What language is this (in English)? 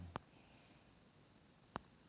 Magahi